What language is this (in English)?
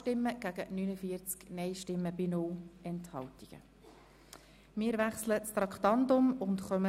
Swiss German